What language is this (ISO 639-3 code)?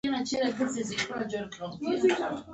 pus